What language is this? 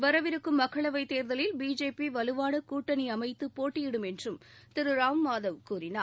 Tamil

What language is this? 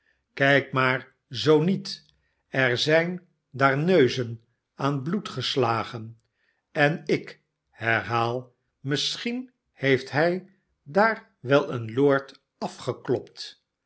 Dutch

